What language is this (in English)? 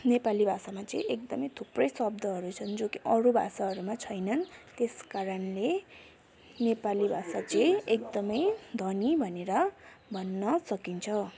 Nepali